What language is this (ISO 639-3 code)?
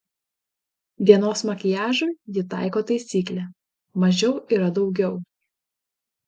lit